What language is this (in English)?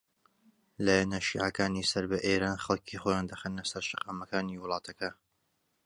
Central Kurdish